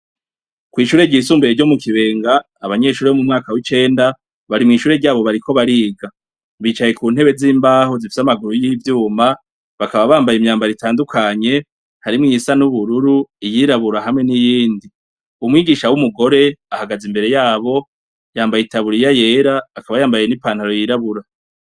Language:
Rundi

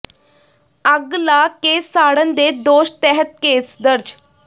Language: Punjabi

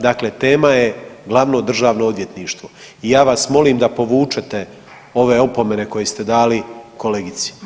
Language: Croatian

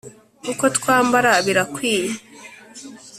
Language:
Kinyarwanda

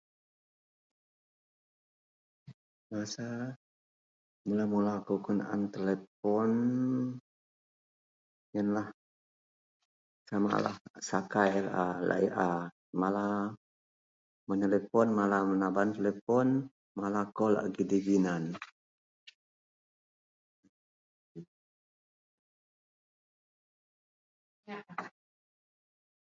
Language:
Central Melanau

